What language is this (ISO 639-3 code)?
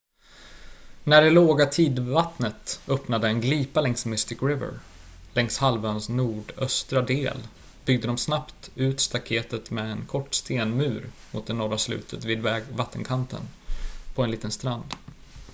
swe